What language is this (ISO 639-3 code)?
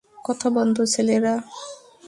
ben